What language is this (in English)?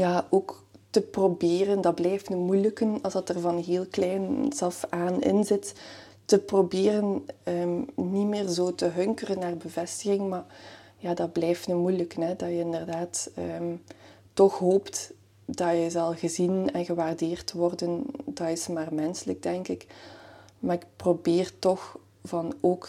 Dutch